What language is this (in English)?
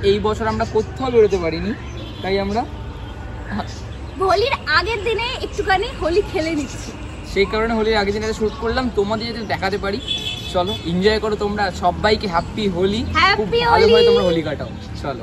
Bangla